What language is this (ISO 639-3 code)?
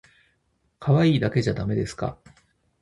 jpn